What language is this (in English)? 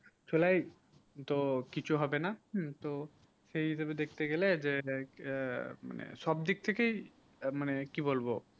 Bangla